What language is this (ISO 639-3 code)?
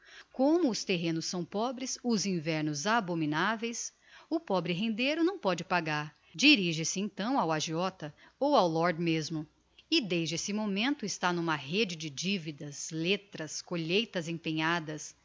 por